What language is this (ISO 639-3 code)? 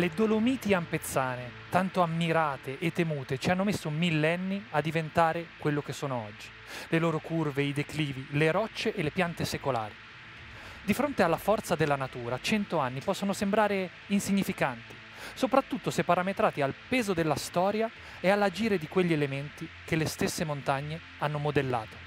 ita